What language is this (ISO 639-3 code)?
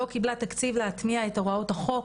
heb